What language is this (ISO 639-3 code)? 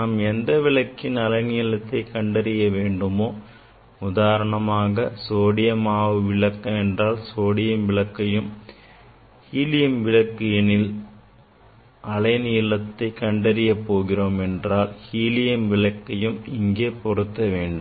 tam